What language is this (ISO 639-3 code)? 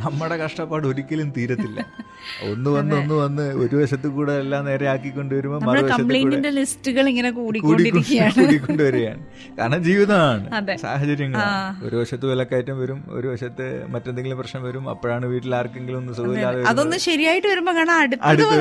mal